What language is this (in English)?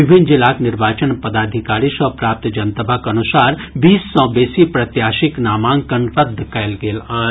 Maithili